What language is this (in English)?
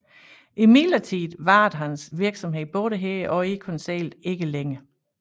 Danish